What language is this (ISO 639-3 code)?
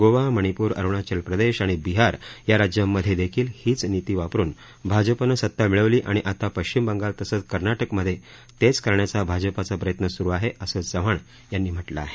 mar